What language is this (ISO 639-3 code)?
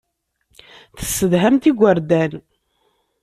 kab